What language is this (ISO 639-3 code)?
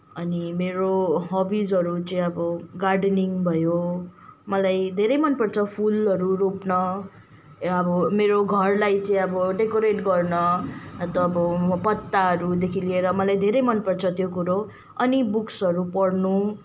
nep